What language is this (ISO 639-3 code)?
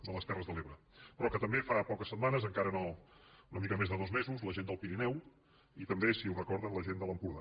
cat